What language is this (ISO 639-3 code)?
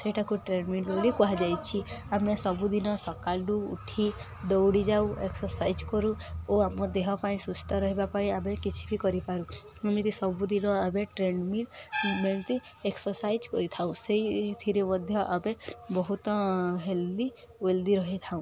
ori